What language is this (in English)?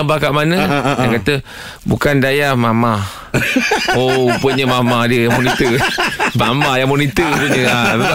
Malay